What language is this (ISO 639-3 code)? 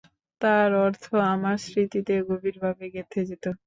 ben